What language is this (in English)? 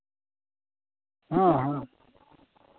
Santali